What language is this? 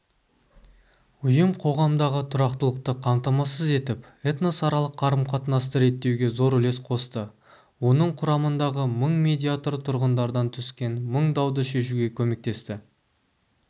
Kazakh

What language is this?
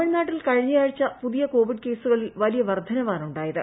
Malayalam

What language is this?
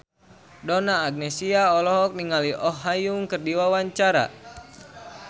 Sundanese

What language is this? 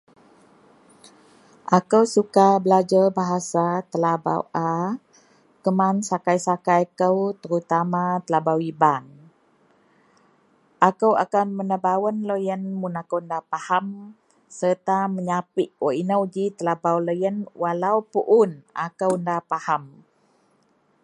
Central Melanau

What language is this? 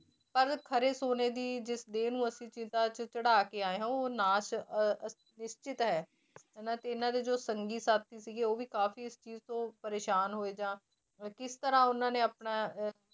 Punjabi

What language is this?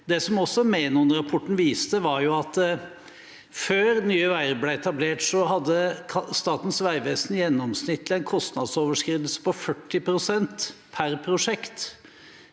Norwegian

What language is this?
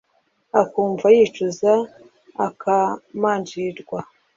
Kinyarwanda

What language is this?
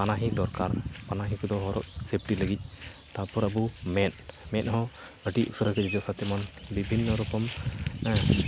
Santali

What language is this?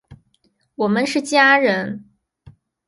Chinese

